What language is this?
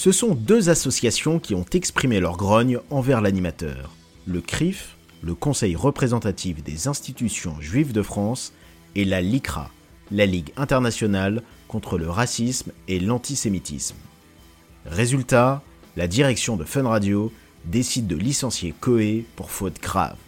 French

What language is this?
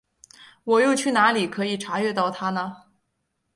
Chinese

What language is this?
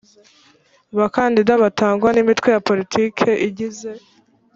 Kinyarwanda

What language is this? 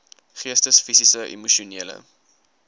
Afrikaans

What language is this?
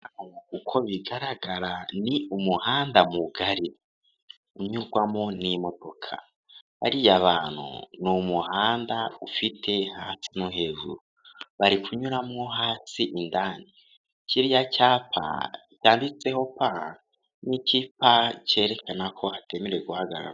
Kinyarwanda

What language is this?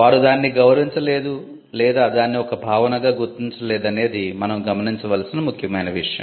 Telugu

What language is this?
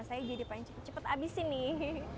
Indonesian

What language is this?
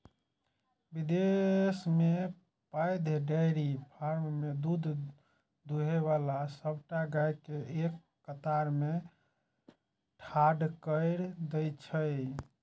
Maithili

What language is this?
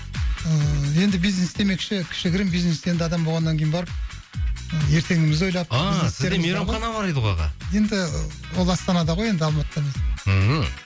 Kazakh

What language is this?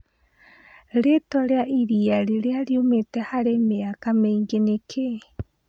Kikuyu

